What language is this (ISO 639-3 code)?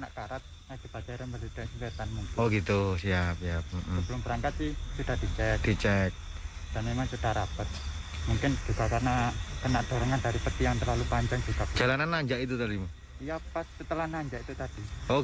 ind